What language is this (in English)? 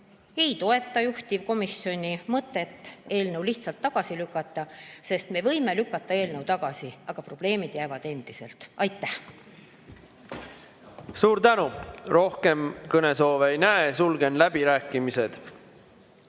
Estonian